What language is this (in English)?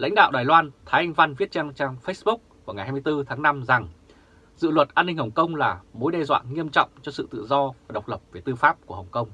Vietnamese